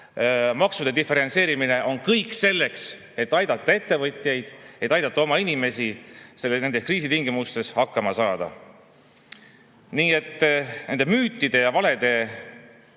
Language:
Estonian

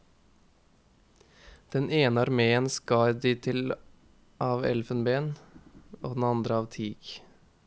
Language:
Norwegian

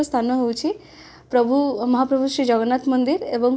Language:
Odia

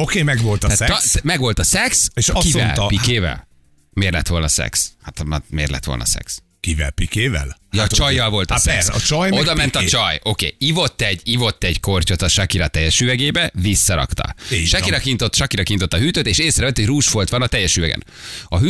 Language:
Hungarian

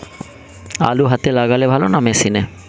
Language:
Bangla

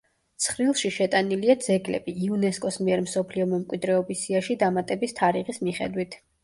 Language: Georgian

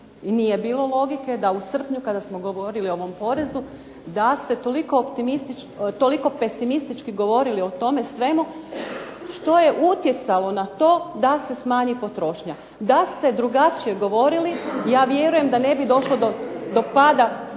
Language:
Croatian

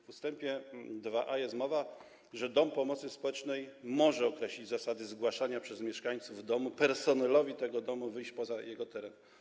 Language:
Polish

